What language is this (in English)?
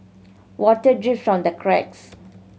English